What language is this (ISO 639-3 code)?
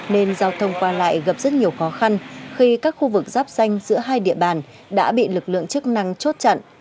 vie